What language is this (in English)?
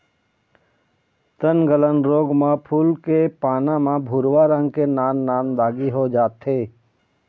Chhattisgarhi